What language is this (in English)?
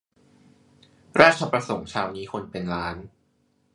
Thai